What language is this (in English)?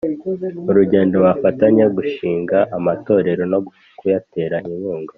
Kinyarwanda